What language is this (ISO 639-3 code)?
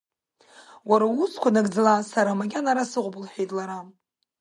abk